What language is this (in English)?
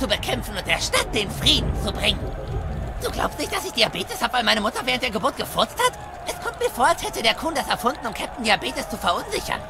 German